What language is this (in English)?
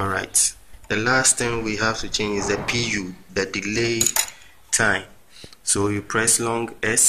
English